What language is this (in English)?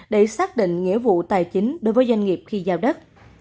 Vietnamese